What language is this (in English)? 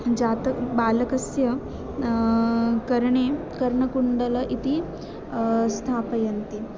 Sanskrit